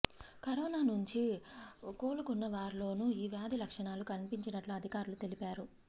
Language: Telugu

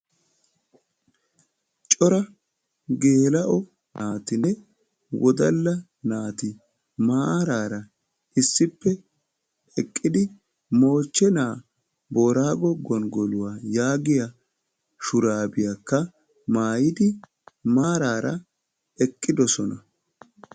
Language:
Wolaytta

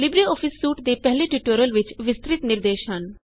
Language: Punjabi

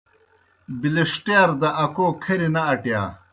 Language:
Kohistani Shina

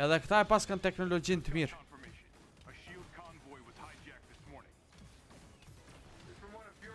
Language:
Romanian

